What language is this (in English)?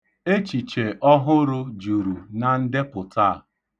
Igbo